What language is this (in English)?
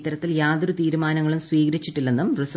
Malayalam